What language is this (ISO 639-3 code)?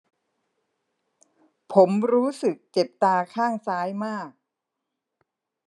tha